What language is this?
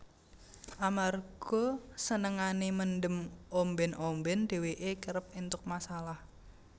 Javanese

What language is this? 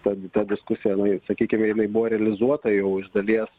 Lithuanian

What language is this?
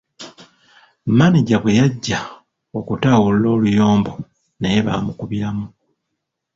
Ganda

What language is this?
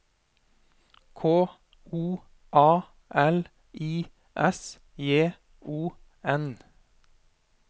Norwegian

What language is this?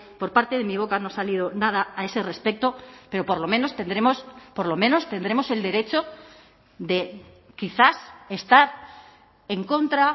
Spanish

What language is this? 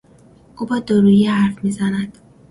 Persian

